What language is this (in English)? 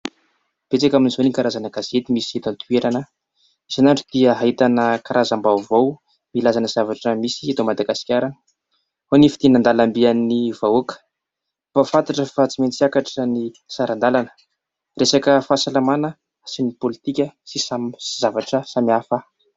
Malagasy